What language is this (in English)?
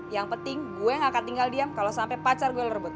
Indonesian